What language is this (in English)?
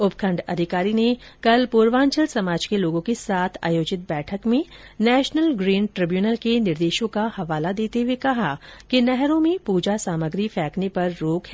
Hindi